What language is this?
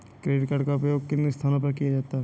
Hindi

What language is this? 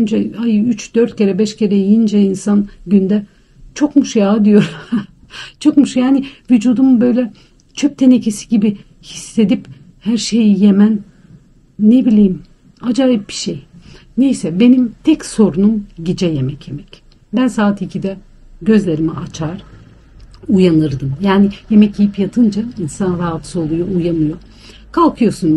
Turkish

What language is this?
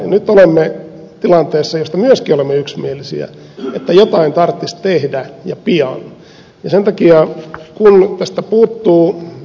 Finnish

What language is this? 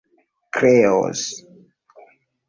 Esperanto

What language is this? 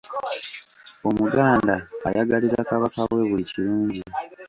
Ganda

